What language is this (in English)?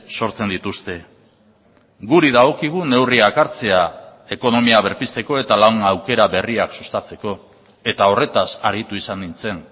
Basque